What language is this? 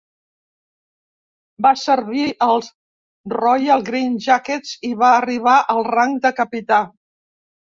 Catalan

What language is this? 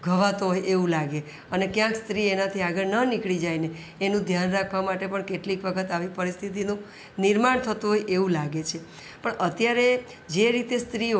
Gujarati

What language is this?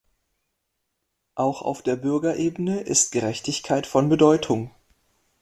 German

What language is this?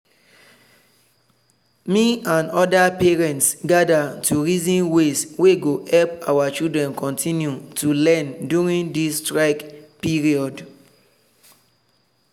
Nigerian Pidgin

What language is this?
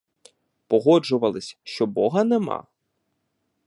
Ukrainian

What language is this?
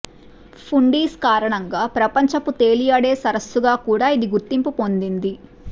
Telugu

